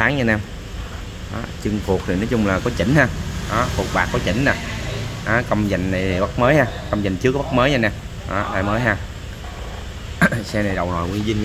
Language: Vietnamese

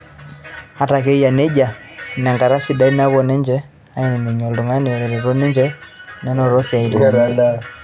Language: Masai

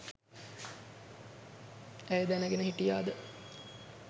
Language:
Sinhala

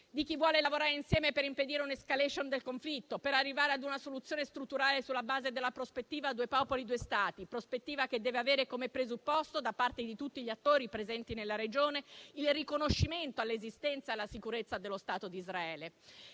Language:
Italian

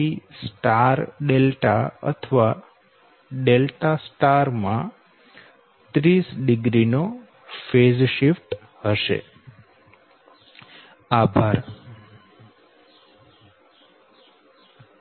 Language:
Gujarati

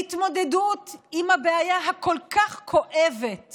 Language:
Hebrew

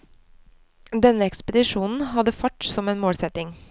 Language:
Norwegian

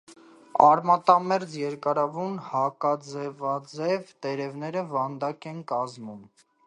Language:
Armenian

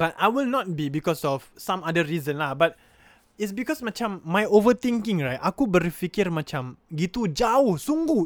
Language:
Malay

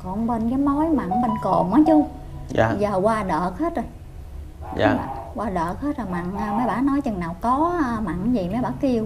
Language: Vietnamese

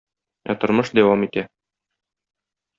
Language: Tatar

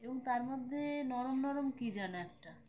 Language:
Bangla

